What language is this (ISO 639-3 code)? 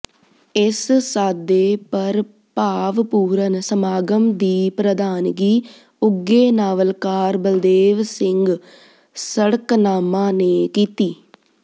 pan